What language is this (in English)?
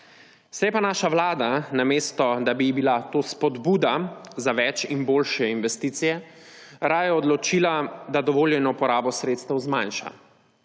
Slovenian